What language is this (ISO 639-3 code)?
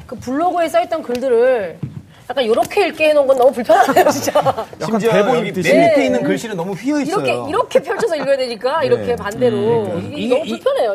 kor